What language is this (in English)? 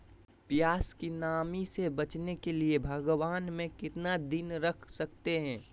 Magahi